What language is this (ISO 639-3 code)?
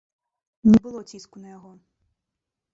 bel